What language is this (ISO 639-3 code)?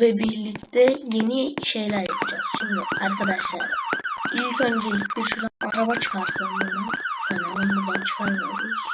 tur